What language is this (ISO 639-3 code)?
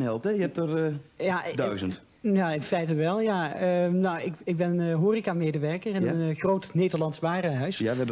nld